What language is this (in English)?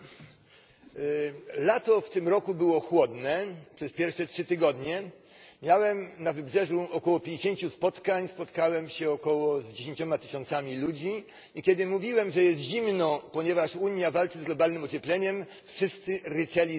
Polish